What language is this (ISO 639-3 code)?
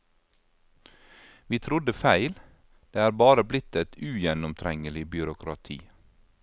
nor